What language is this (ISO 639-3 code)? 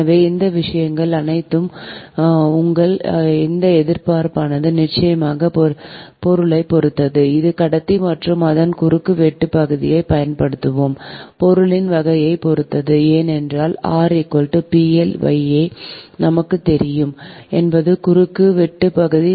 tam